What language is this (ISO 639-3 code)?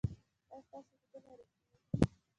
pus